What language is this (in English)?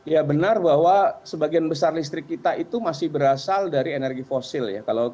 Indonesian